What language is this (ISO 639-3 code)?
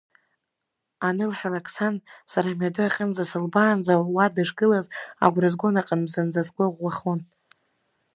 abk